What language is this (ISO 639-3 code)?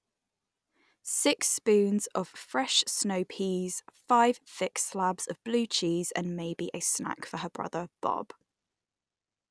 eng